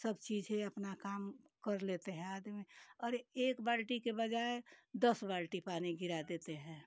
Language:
Hindi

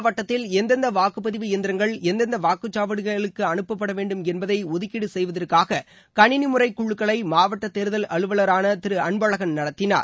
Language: Tamil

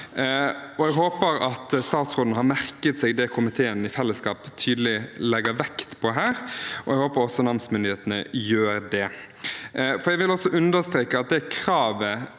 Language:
Norwegian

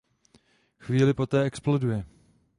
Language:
Czech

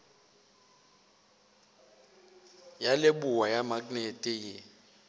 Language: Northern Sotho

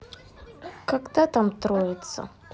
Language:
Russian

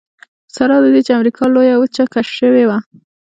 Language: Pashto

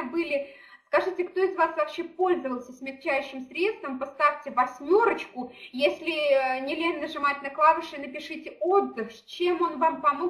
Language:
Russian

